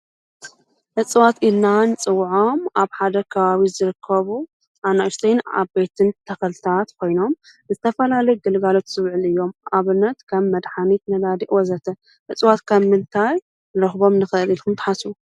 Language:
Tigrinya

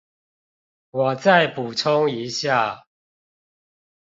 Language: Chinese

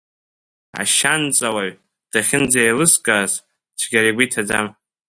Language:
Abkhazian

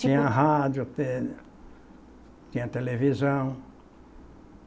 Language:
Portuguese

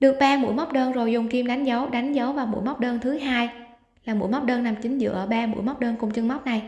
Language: Vietnamese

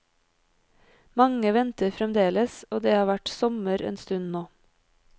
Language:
Norwegian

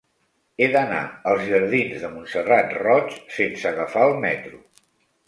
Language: Catalan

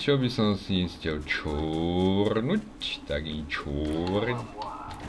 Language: Slovak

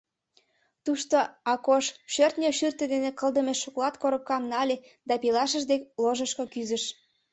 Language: Mari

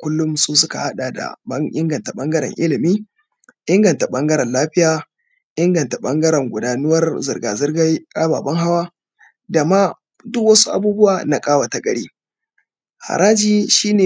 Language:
Hausa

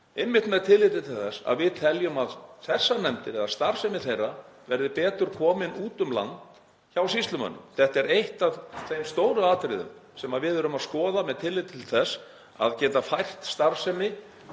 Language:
Icelandic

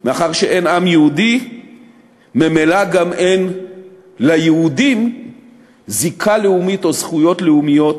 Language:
Hebrew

